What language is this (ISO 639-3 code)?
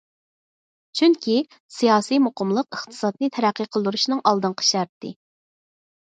uig